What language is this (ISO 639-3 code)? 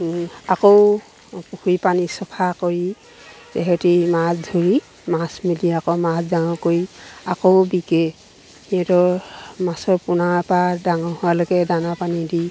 asm